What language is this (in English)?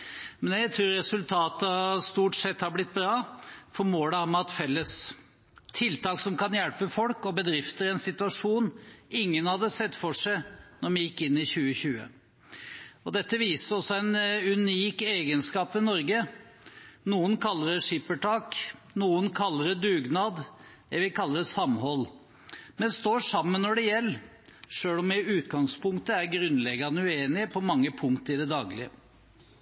Norwegian Bokmål